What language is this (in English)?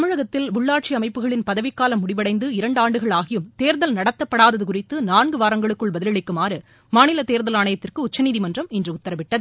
Tamil